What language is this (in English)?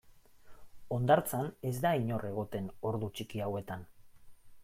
Basque